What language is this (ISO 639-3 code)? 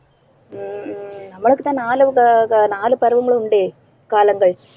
tam